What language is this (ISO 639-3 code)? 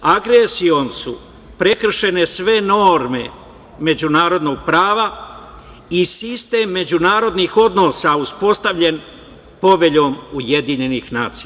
srp